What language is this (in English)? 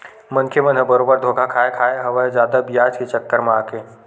Chhattisgarhi